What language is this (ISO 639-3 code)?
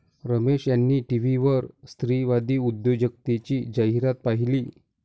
mar